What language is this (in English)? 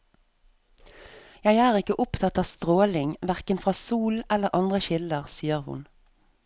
Norwegian